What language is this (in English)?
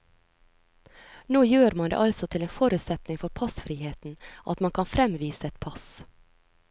Norwegian